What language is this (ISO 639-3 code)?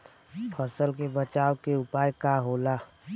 bho